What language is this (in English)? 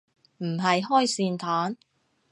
Cantonese